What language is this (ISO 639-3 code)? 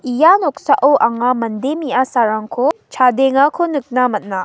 grt